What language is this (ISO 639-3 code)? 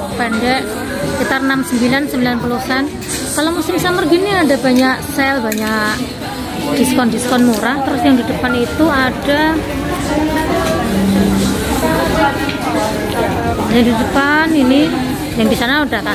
ind